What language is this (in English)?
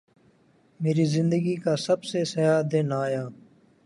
Urdu